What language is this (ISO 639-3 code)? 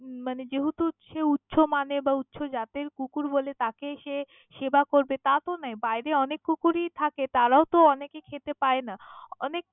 ben